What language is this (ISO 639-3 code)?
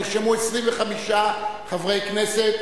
heb